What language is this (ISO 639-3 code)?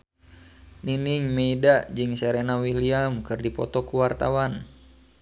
sun